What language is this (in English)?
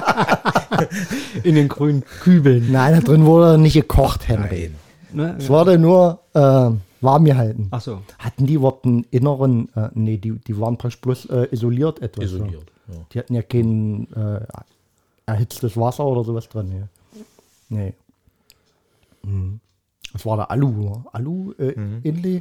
German